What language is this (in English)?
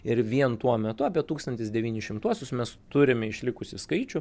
Lithuanian